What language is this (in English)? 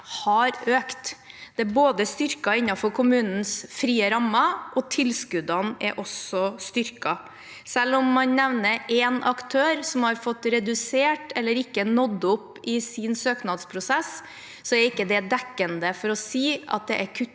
Norwegian